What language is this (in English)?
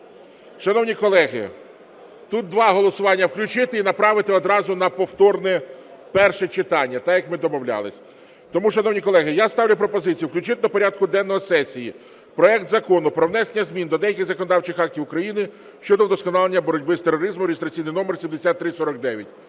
Ukrainian